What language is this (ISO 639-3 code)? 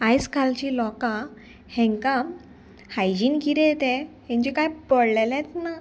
kok